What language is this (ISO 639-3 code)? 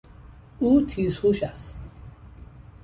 fas